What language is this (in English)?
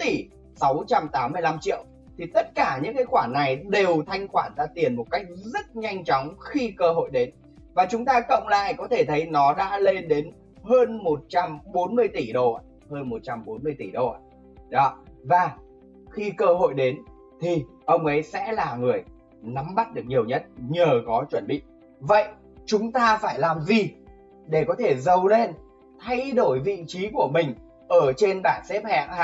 Vietnamese